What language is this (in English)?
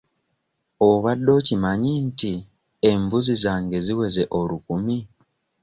Ganda